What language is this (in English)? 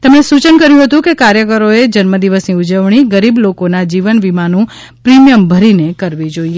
Gujarati